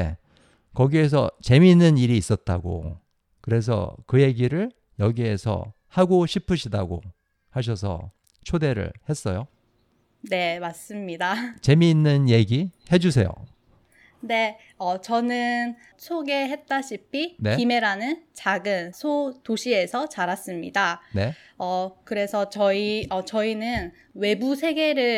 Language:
Korean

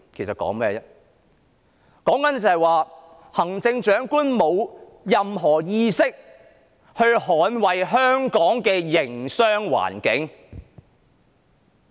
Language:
Cantonese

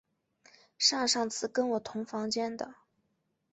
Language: Chinese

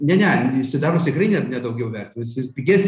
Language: Lithuanian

